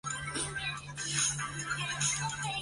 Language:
Chinese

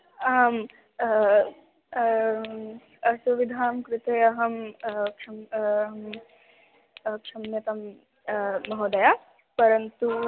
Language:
Sanskrit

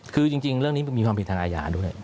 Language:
Thai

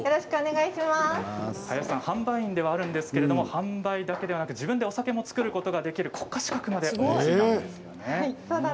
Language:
Japanese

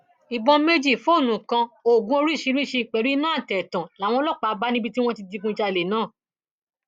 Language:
Yoruba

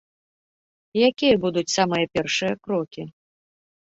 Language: Belarusian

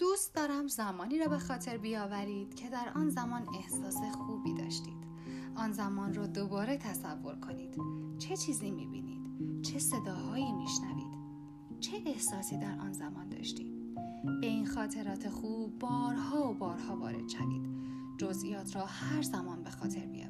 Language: Persian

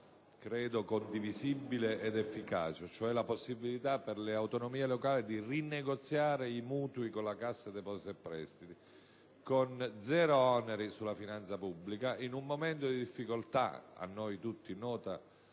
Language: Italian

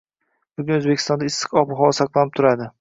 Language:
Uzbek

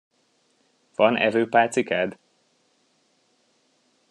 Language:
Hungarian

